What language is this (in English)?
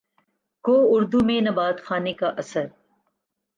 Urdu